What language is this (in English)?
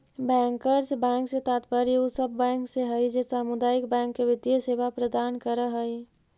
Magahi